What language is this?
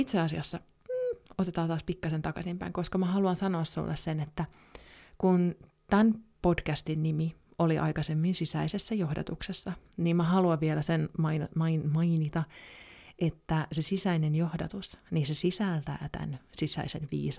Finnish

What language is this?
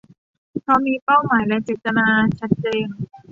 Thai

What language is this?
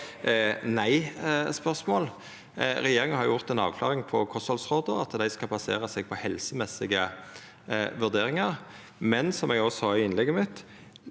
Norwegian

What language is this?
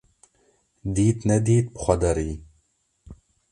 Kurdish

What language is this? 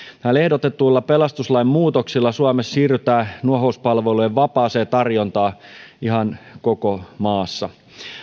Finnish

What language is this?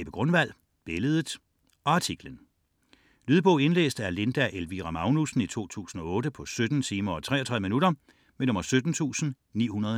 Danish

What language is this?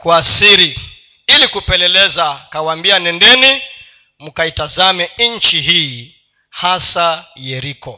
Swahili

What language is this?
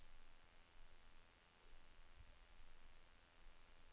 Norwegian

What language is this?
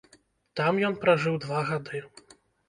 Belarusian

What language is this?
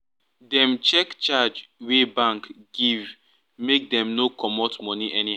Nigerian Pidgin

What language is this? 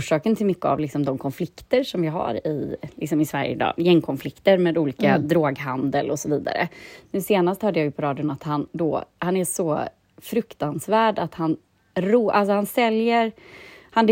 Swedish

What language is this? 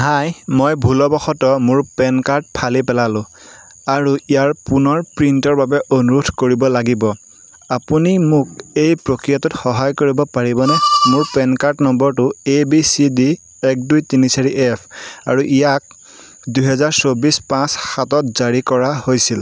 Assamese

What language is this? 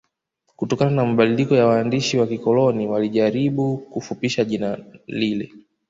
Swahili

